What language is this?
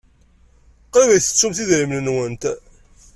Kabyle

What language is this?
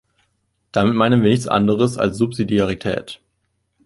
German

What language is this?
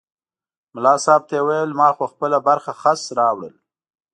Pashto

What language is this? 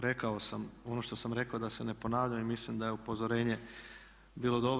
Croatian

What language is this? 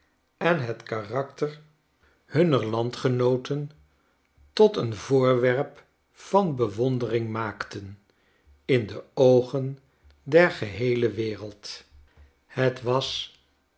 Dutch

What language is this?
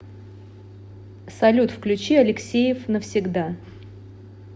Russian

